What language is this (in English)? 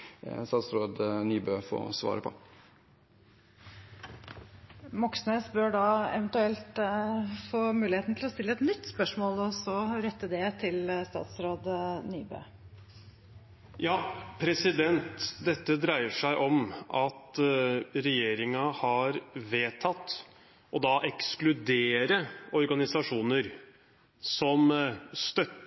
Norwegian Bokmål